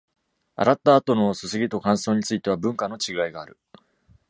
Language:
Japanese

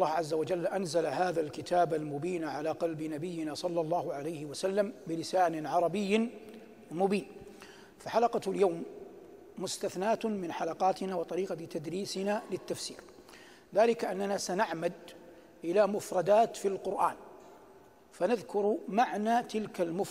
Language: Arabic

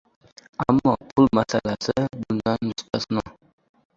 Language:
Uzbek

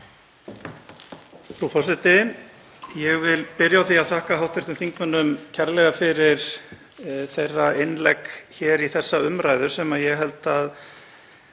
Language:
Icelandic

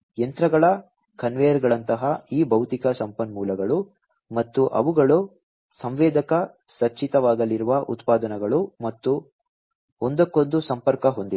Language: Kannada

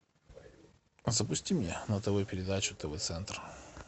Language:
Russian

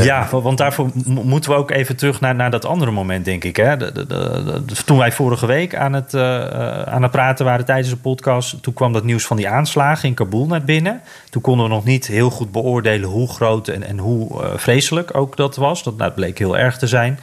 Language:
Dutch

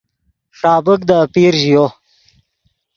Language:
Yidgha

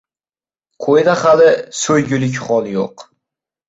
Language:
Uzbek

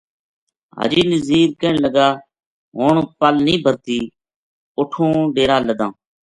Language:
Gujari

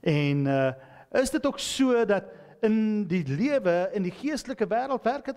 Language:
Dutch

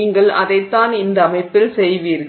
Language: Tamil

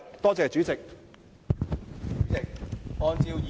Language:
Cantonese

